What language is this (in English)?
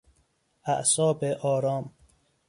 Persian